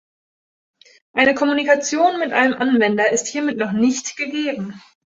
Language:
German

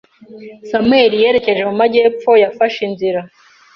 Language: Kinyarwanda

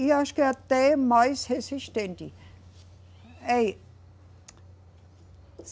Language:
Portuguese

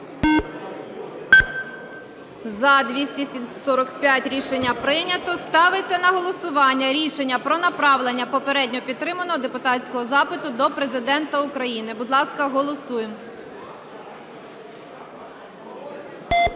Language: Ukrainian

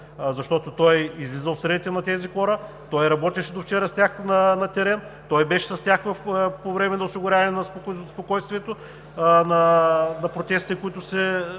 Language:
Bulgarian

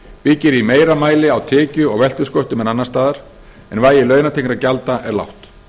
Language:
Icelandic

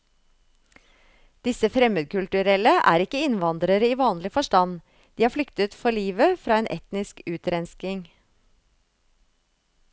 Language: Norwegian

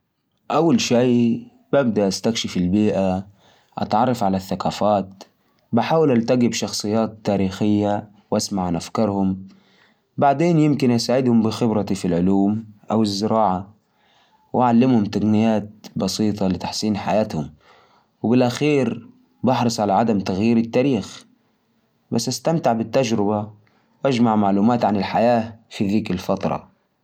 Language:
Najdi Arabic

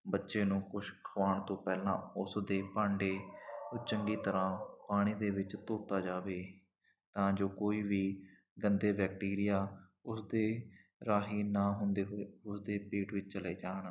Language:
Punjabi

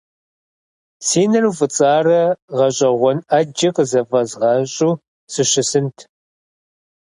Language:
Kabardian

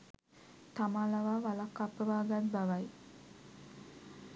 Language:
Sinhala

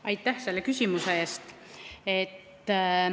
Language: Estonian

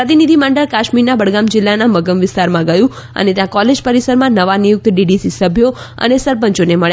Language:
Gujarati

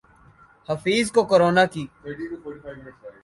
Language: Urdu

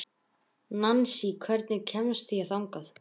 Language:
Icelandic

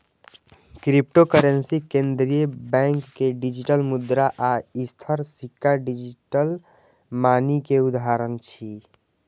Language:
Maithili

